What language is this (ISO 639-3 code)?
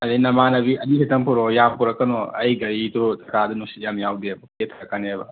mni